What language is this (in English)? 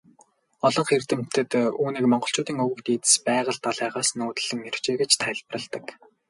Mongolian